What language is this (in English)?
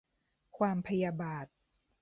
Thai